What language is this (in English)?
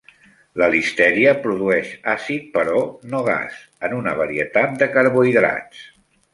Catalan